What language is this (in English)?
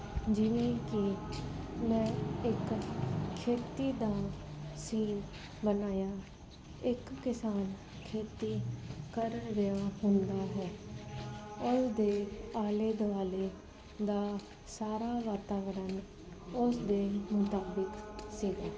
Punjabi